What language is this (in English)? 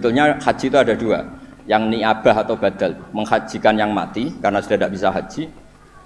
Indonesian